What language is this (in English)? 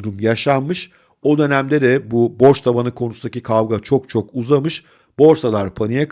Turkish